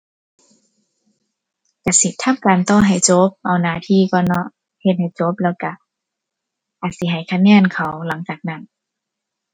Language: Thai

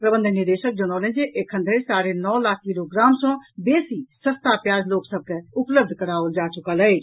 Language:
Maithili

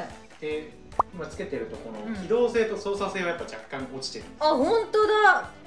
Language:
Japanese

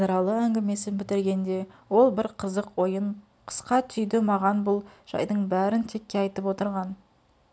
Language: Kazakh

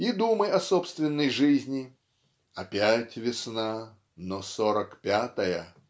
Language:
Russian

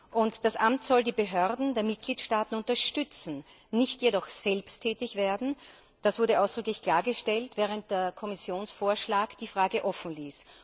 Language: German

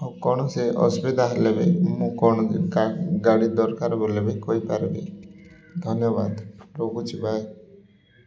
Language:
Odia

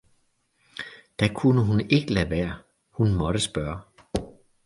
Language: Danish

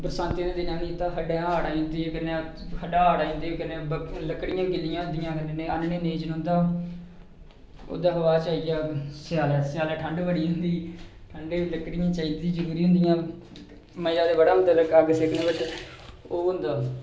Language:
Dogri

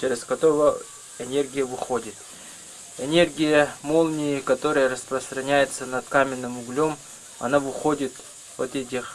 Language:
Russian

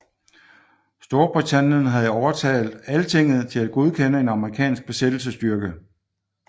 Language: Danish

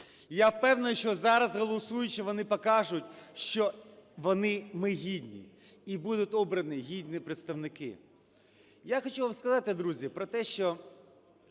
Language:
Ukrainian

